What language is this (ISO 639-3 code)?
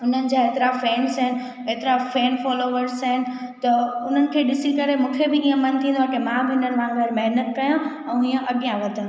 snd